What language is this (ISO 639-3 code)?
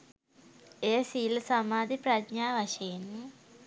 sin